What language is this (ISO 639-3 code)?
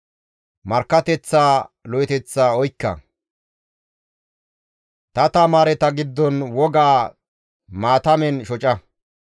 gmv